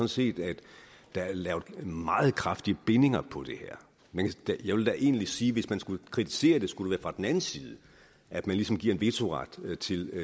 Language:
Danish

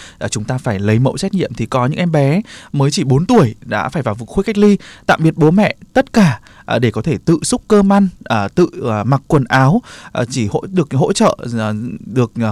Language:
Vietnamese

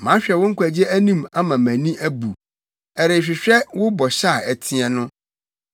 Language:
Akan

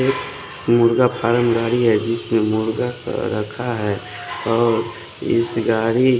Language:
Hindi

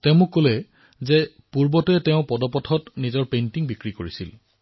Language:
Assamese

